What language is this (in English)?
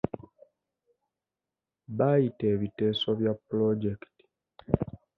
Ganda